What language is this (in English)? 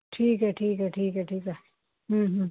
Punjabi